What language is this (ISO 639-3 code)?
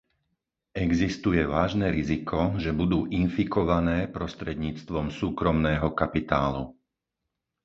slk